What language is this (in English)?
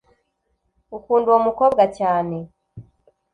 Kinyarwanda